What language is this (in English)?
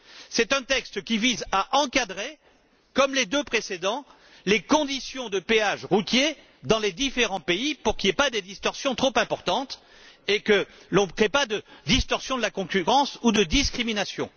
French